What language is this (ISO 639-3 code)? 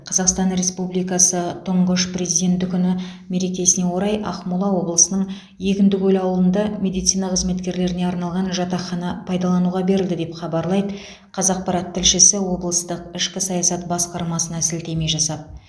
kaz